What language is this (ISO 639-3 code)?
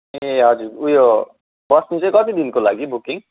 nep